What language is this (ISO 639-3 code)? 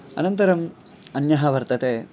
san